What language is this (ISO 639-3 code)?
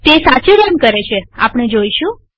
guj